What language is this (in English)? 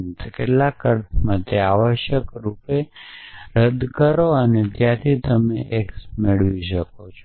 Gujarati